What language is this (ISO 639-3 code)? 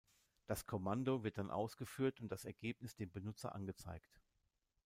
deu